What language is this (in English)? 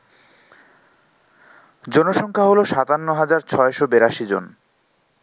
Bangla